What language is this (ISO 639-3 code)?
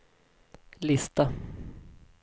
swe